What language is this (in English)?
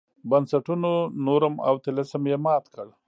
Pashto